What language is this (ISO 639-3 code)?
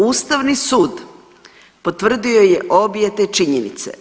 hrv